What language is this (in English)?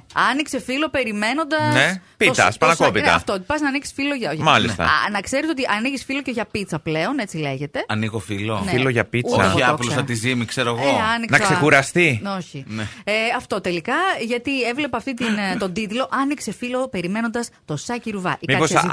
Greek